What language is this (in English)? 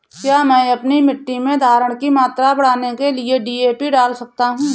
Hindi